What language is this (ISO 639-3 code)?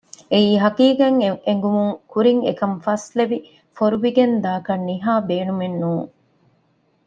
div